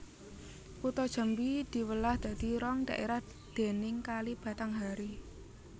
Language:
Javanese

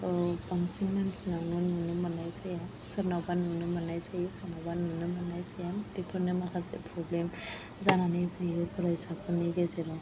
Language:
Bodo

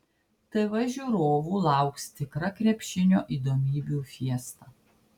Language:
Lithuanian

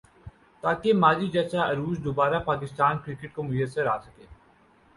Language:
Urdu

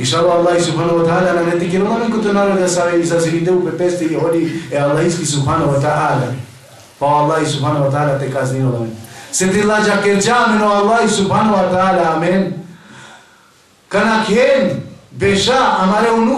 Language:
Arabic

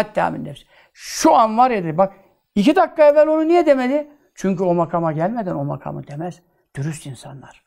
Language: Turkish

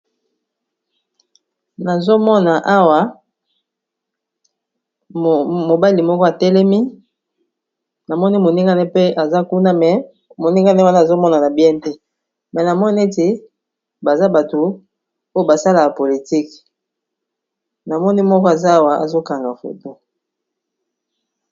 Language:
Lingala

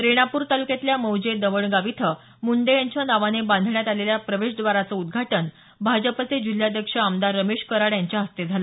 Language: Marathi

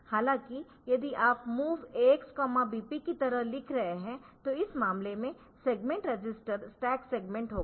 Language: Hindi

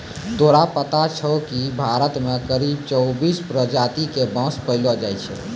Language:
Maithili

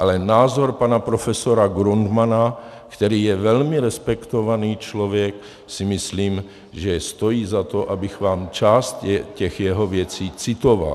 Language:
Czech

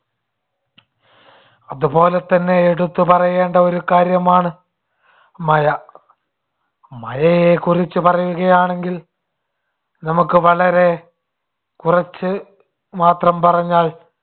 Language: Malayalam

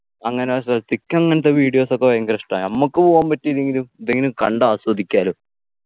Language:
Malayalam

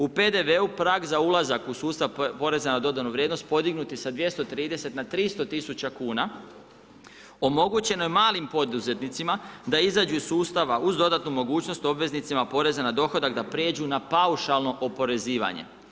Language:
Croatian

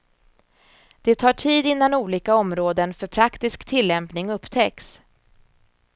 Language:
Swedish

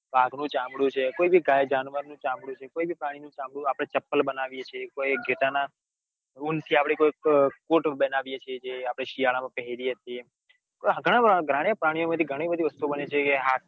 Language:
Gujarati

